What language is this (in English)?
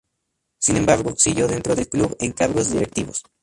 Spanish